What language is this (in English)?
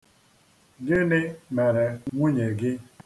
Igbo